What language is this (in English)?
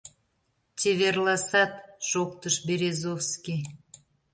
Mari